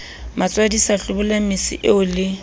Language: Southern Sotho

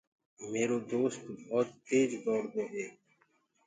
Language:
Gurgula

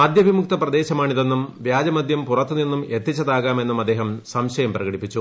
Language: Malayalam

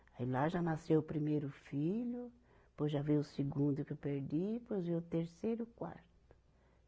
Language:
Portuguese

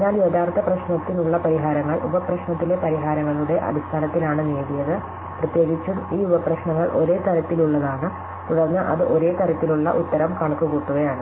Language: Malayalam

